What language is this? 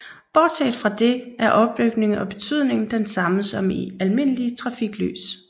Danish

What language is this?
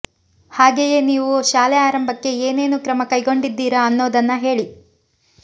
Kannada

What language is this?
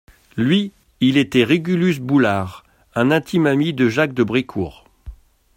French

